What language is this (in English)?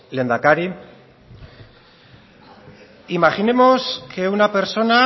Spanish